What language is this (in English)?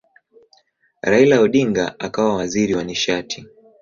Swahili